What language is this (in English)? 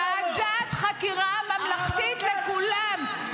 Hebrew